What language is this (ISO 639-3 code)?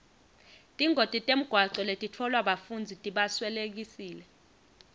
ssw